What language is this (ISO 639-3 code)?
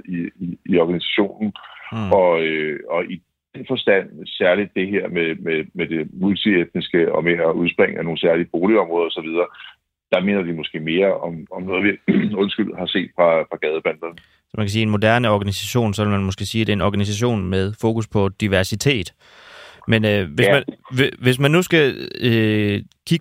dan